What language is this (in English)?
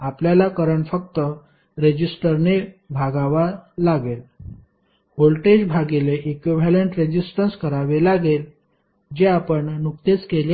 Marathi